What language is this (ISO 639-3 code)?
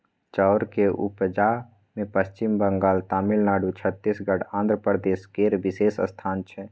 mai